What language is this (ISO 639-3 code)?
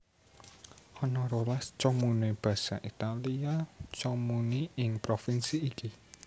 jav